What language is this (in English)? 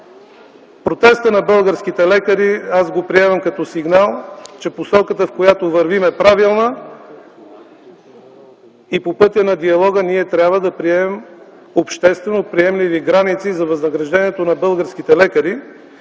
Bulgarian